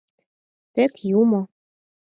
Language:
Mari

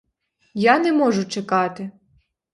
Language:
Ukrainian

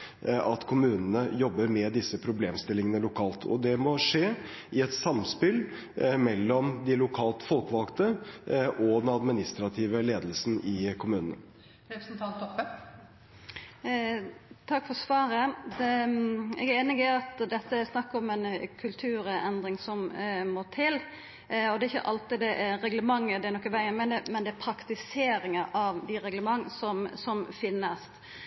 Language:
Norwegian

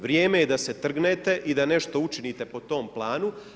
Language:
Croatian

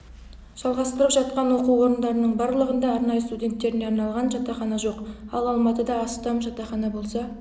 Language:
Kazakh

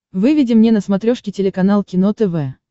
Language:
Russian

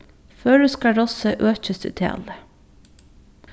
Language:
Faroese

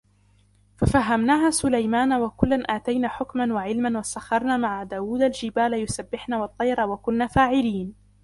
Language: Arabic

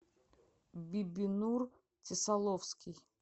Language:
Russian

